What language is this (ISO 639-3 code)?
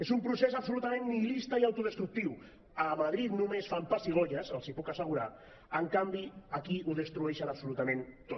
cat